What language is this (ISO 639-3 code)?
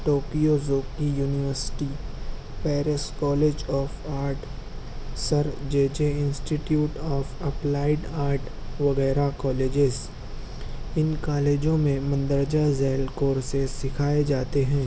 urd